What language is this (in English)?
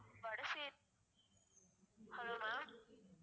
Tamil